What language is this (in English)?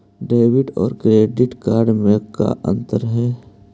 Magahi